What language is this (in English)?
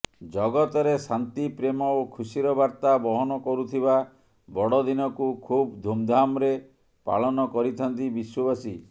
Odia